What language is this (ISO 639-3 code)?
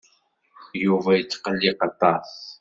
kab